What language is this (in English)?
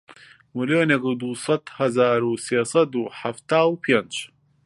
Central Kurdish